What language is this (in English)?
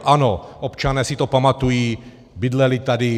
Czech